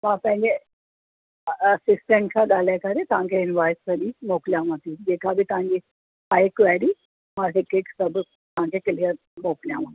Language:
Sindhi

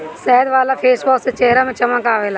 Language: Bhojpuri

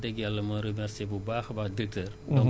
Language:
Wolof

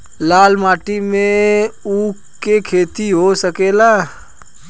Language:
Bhojpuri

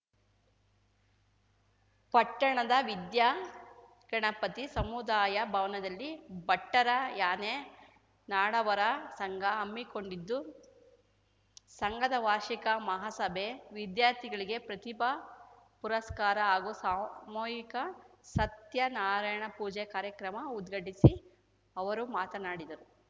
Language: Kannada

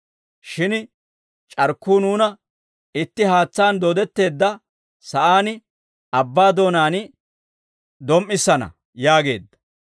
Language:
Dawro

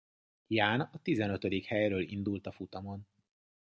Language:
Hungarian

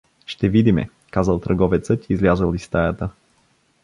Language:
Bulgarian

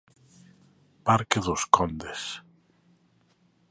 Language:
Galician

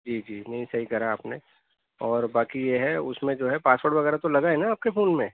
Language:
Urdu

